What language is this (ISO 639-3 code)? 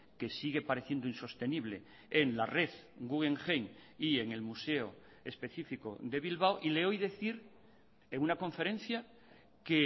spa